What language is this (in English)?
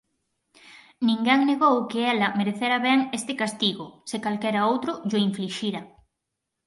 Galician